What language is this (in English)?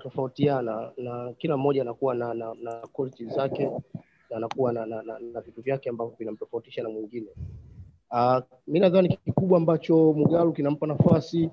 Swahili